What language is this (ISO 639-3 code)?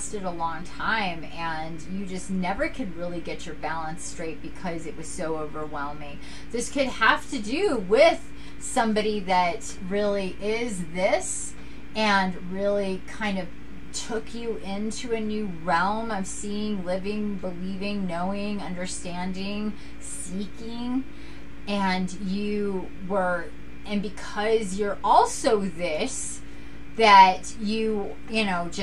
eng